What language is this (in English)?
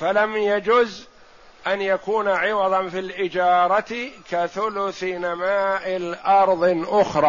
Arabic